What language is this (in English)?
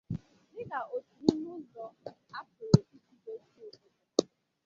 Igbo